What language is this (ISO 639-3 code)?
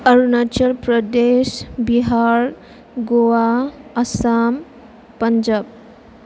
brx